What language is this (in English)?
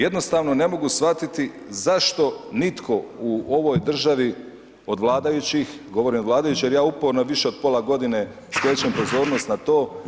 Croatian